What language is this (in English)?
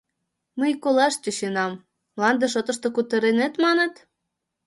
Mari